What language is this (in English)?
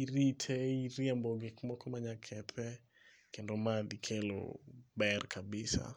Luo (Kenya and Tanzania)